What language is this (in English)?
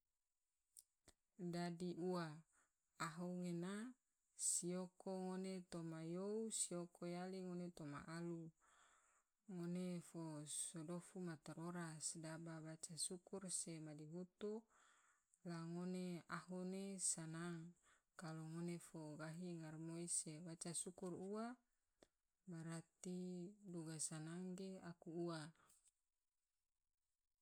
Tidore